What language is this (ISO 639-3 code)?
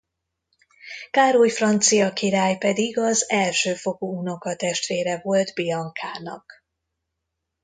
hun